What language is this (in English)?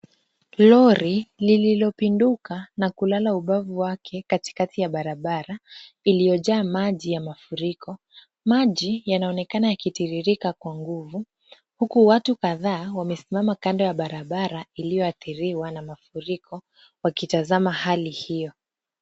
Swahili